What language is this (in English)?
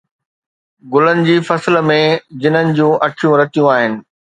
Sindhi